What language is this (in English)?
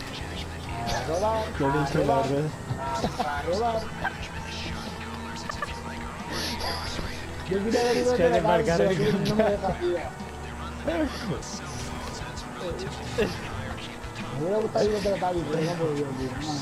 Spanish